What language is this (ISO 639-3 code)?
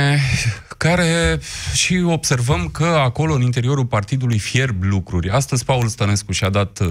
ron